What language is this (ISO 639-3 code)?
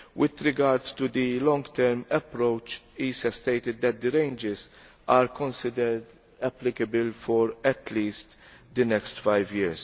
eng